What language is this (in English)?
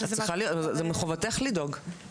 Hebrew